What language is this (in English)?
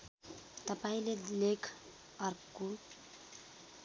Nepali